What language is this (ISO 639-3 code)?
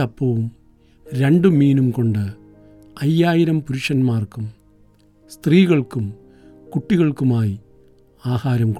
mal